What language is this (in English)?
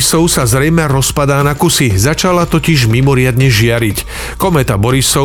Slovak